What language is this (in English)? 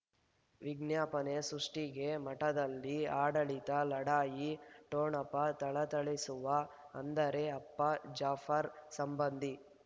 Kannada